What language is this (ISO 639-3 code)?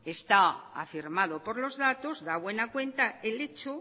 spa